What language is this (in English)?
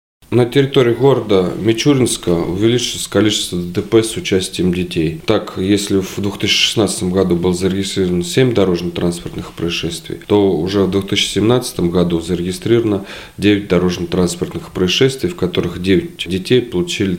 Russian